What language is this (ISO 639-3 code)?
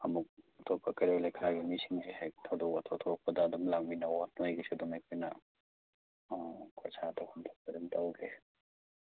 mni